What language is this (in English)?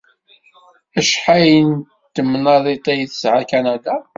Kabyle